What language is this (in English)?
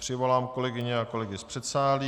Czech